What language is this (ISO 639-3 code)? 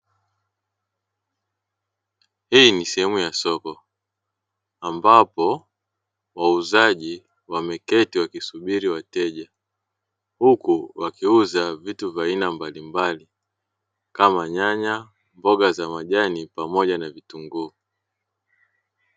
swa